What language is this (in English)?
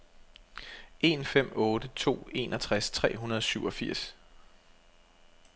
Danish